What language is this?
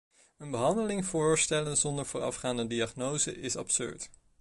Dutch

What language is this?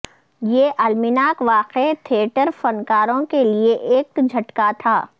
Urdu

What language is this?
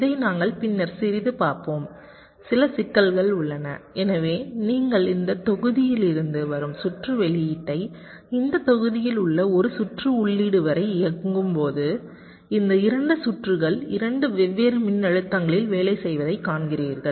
Tamil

